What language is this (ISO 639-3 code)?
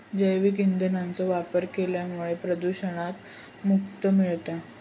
mar